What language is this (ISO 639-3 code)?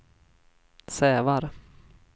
swe